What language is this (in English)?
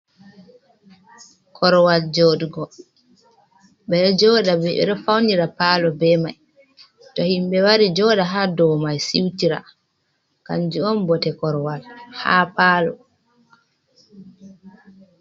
Fula